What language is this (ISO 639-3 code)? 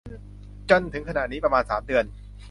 tha